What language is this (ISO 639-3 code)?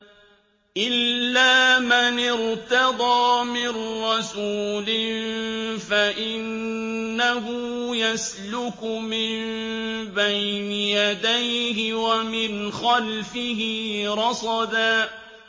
ara